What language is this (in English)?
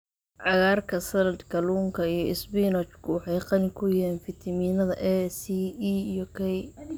Somali